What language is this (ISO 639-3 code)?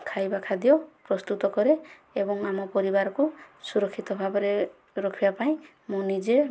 ori